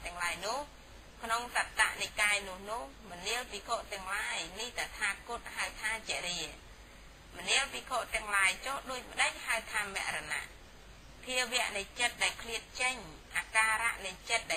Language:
Thai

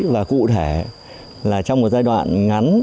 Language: Vietnamese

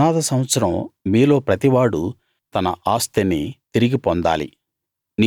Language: Telugu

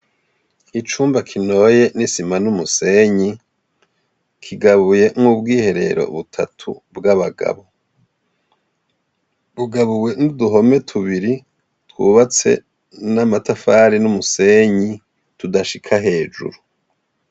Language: Rundi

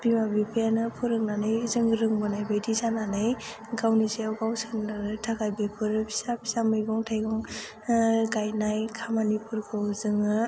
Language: Bodo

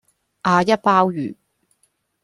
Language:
Cantonese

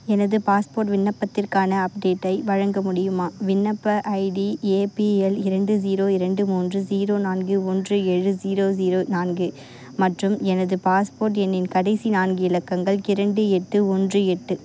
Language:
Tamil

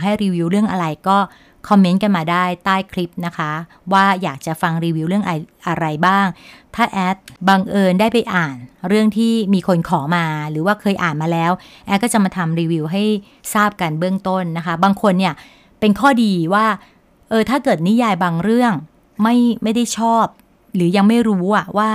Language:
Thai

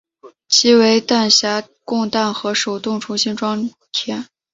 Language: Chinese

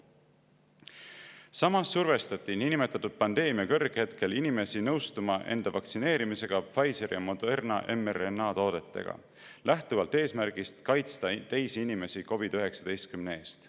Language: Estonian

